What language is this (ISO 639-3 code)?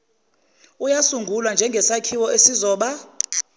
zul